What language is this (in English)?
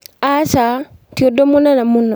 Kikuyu